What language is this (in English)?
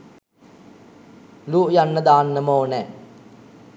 Sinhala